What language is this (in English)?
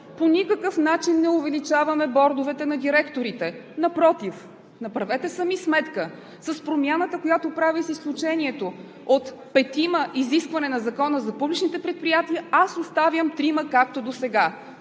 Bulgarian